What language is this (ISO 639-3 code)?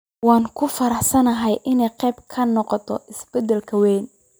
som